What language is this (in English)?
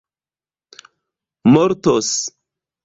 Esperanto